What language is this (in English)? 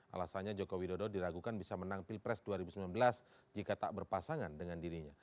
Indonesian